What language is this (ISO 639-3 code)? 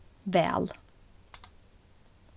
fao